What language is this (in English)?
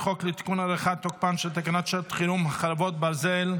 Hebrew